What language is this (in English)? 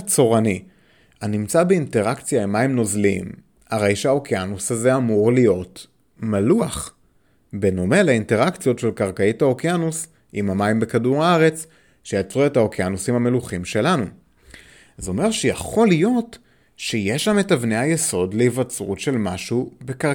Hebrew